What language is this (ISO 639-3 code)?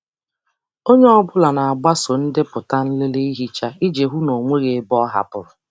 ibo